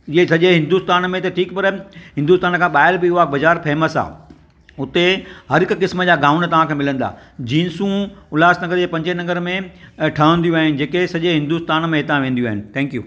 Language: Sindhi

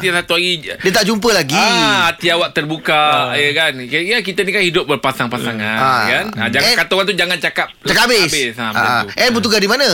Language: Malay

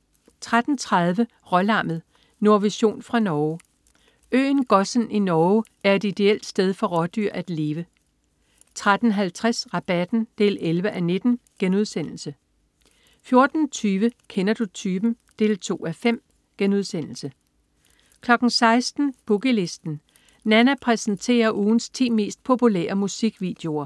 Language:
Danish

